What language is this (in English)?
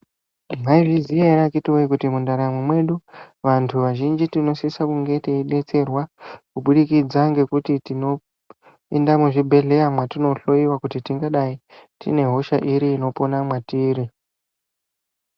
Ndau